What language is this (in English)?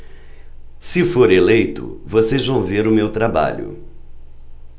Portuguese